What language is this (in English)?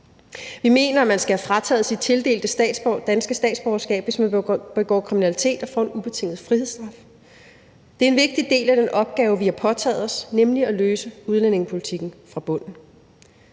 Danish